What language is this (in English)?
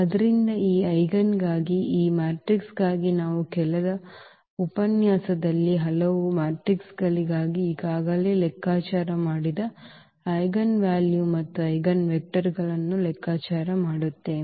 Kannada